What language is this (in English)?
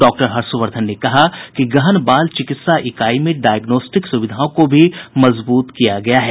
Hindi